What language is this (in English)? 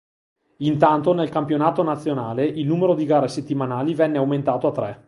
Italian